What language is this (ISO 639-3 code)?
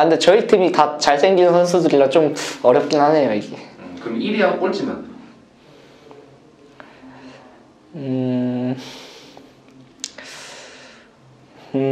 kor